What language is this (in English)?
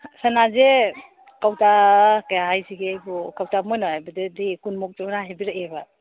Manipuri